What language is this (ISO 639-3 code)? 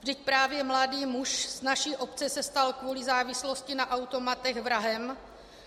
ces